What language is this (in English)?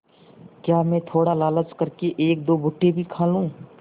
Hindi